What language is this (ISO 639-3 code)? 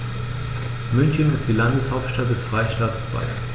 deu